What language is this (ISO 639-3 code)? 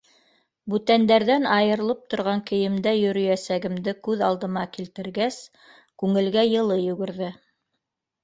bak